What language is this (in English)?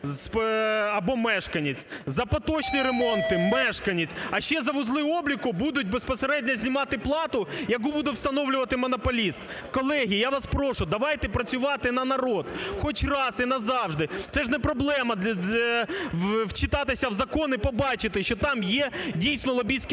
Ukrainian